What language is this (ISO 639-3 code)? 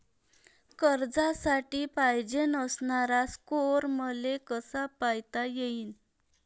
mar